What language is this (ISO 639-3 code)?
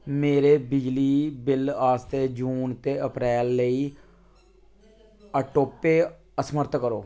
doi